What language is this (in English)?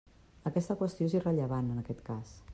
Catalan